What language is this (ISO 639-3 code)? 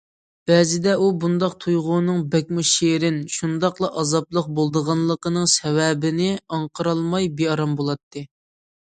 uig